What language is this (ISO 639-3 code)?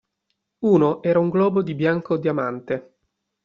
ita